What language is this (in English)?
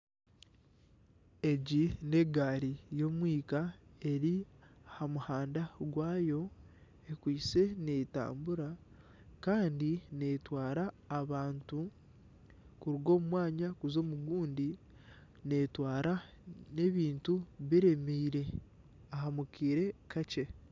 Nyankole